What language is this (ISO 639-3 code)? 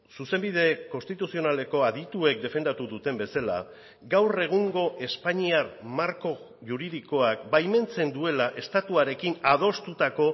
eus